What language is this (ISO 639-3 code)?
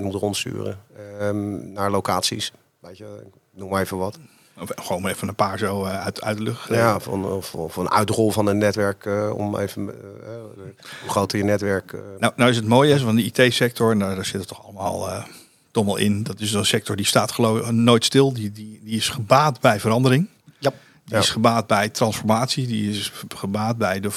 nld